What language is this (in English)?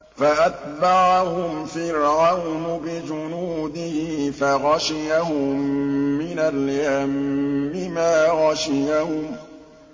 Arabic